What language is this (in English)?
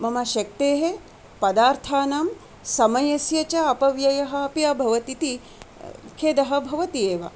Sanskrit